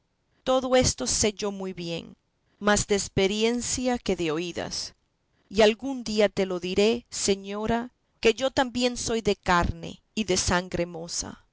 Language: Spanish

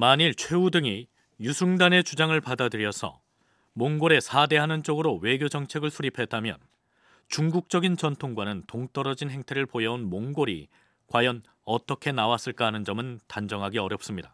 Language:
Korean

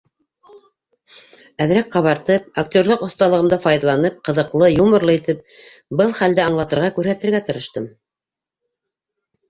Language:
Bashkir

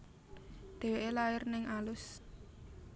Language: Javanese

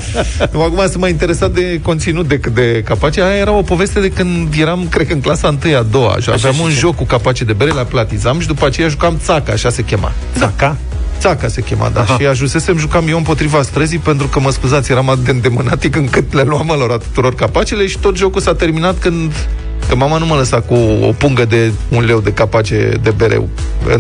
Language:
Romanian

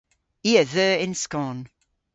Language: Cornish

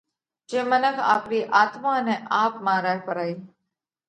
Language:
Parkari Koli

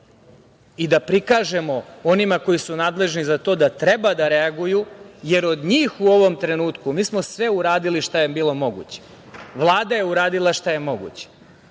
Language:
Serbian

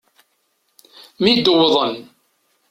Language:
Kabyle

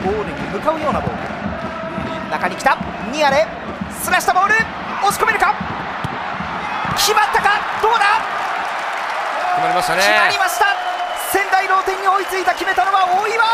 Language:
Japanese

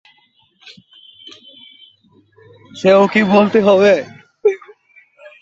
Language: Bangla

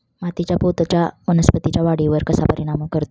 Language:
Marathi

